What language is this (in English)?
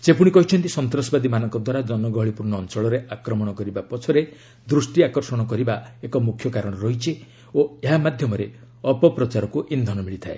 Odia